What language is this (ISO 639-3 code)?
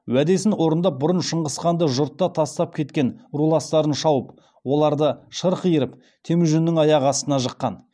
kaz